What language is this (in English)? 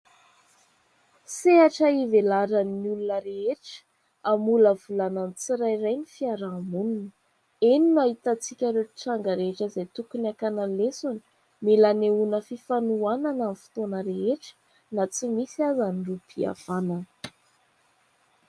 Malagasy